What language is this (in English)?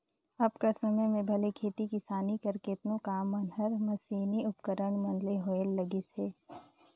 Chhattisgarhi